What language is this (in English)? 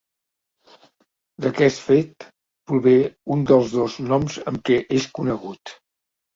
Catalan